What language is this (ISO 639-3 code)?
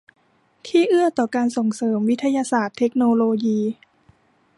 tha